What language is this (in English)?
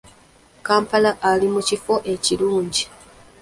Ganda